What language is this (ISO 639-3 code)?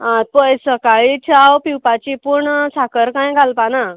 kok